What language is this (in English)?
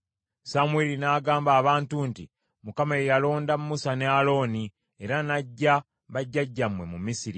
Ganda